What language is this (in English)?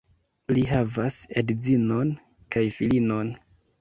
Esperanto